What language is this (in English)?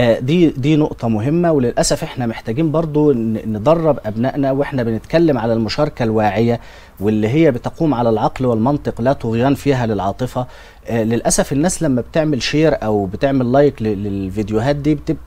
Arabic